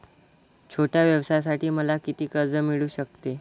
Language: Marathi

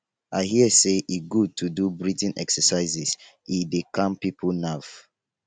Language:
Nigerian Pidgin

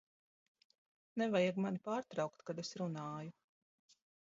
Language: Latvian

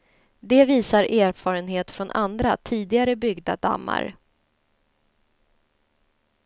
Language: Swedish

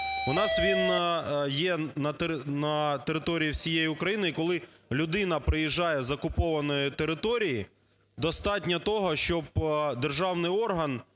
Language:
Ukrainian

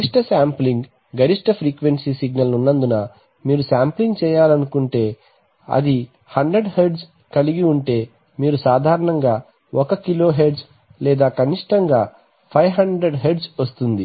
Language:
Telugu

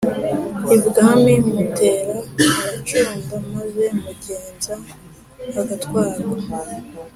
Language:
Kinyarwanda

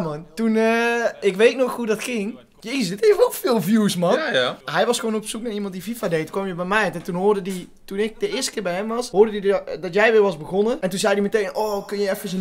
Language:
Dutch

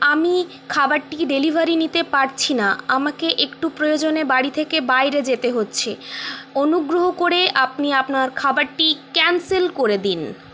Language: Bangla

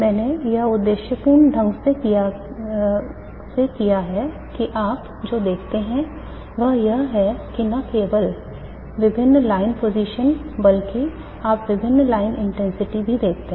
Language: Hindi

